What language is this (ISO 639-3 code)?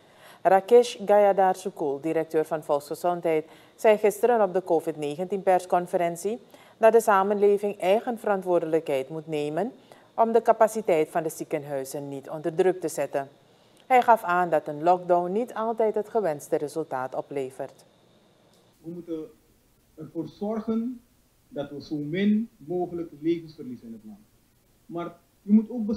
nld